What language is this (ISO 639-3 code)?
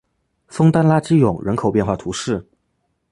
zho